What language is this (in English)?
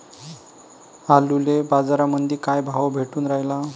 Marathi